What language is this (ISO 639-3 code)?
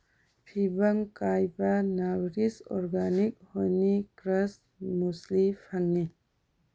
mni